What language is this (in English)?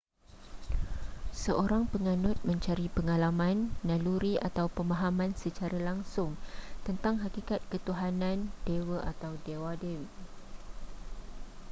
Malay